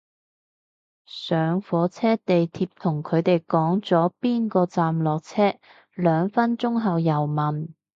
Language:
Cantonese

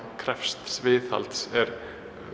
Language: Icelandic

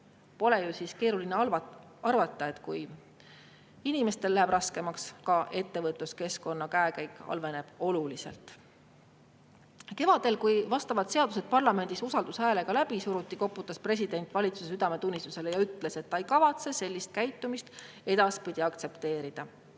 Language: Estonian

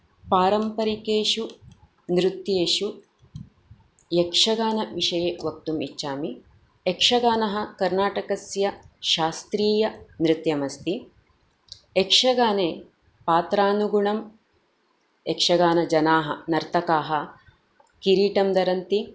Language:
Sanskrit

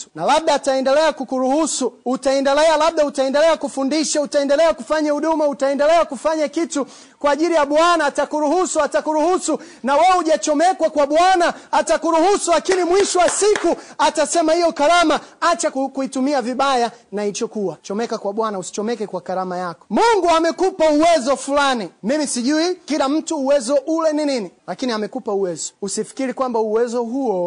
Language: Swahili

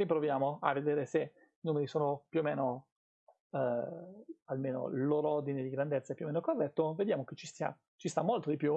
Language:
Italian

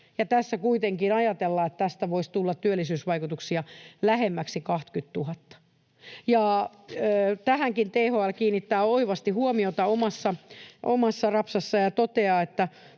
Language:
Finnish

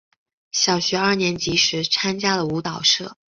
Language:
Chinese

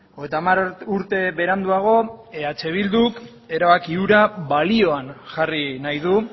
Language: Basque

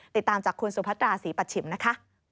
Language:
Thai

